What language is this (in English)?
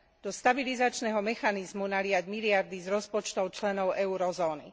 Slovak